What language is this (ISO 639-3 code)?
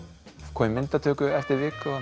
isl